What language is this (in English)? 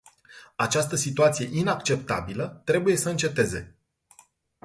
Romanian